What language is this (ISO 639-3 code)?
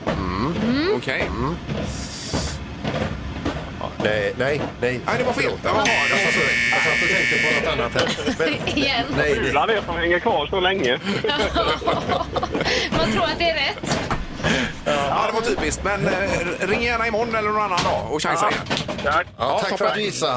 swe